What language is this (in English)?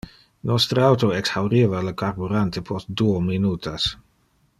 Interlingua